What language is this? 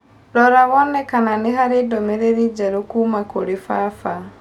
Kikuyu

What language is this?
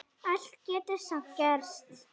Icelandic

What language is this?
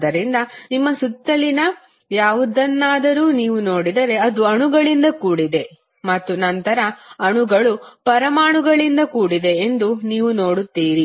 Kannada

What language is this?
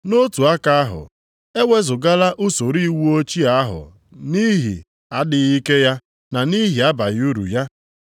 Igbo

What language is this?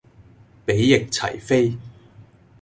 Cantonese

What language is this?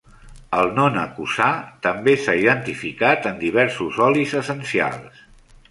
Catalan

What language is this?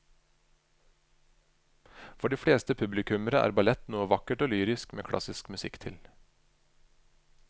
Norwegian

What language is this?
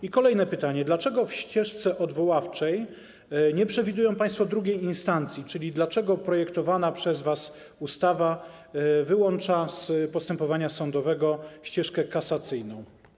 Polish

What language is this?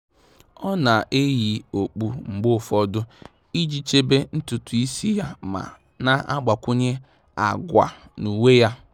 Igbo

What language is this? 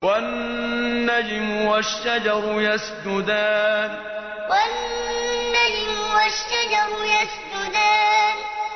Arabic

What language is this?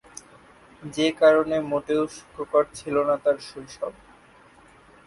Bangla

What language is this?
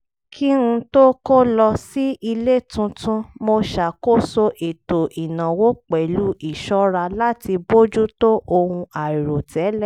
Yoruba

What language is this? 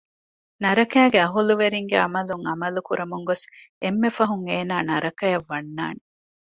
Divehi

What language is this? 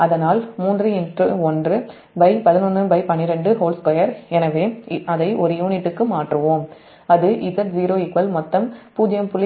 Tamil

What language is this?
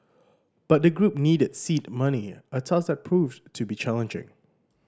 English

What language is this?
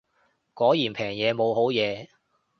Cantonese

